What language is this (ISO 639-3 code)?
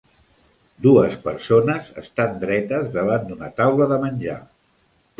cat